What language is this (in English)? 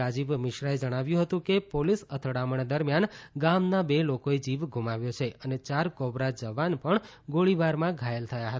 Gujarati